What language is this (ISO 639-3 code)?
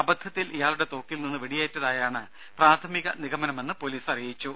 mal